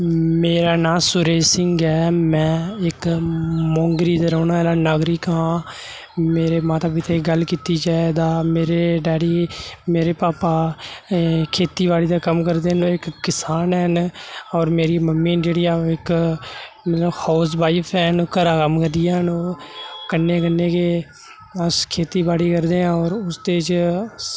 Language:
Dogri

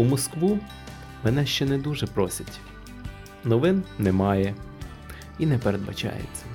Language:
Ukrainian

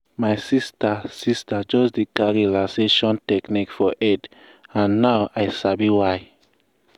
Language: Nigerian Pidgin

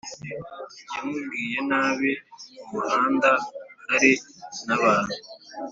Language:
Kinyarwanda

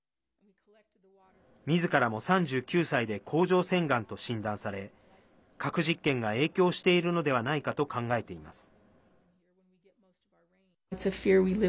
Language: Japanese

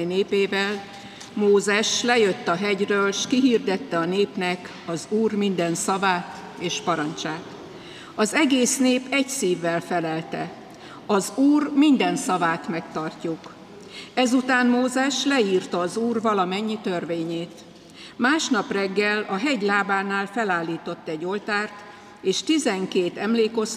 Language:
Hungarian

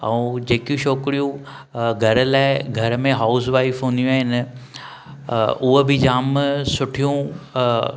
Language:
Sindhi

